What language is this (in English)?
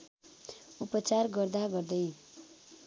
Nepali